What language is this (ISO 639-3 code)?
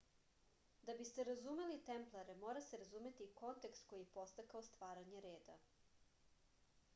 srp